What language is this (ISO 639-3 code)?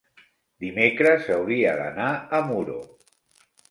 cat